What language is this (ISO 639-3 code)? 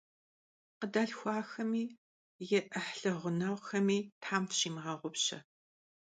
kbd